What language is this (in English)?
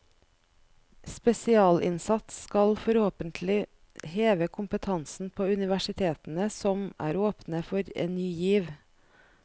Norwegian